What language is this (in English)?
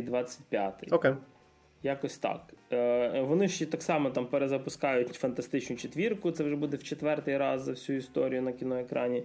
Ukrainian